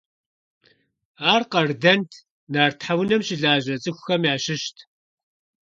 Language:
Kabardian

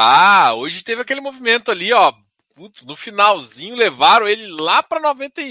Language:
Portuguese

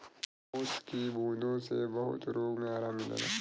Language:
Bhojpuri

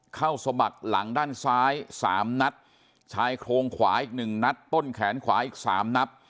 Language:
Thai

